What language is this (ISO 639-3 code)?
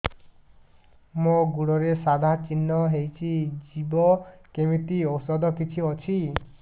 ori